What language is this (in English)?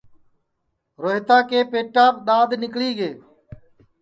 Sansi